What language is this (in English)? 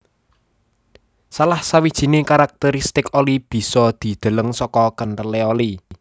Javanese